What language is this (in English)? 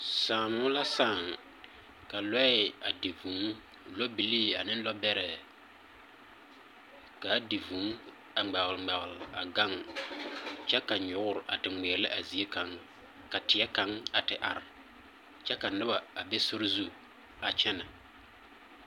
Southern Dagaare